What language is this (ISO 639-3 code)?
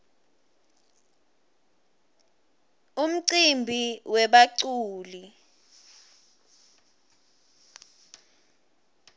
ssw